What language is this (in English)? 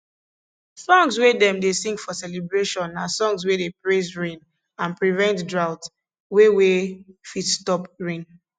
Nigerian Pidgin